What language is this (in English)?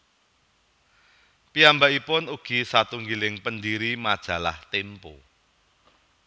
Javanese